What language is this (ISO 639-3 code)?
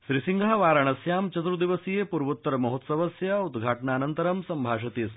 san